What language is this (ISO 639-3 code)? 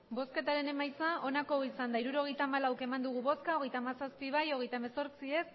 eus